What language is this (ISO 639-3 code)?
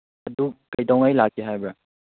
mni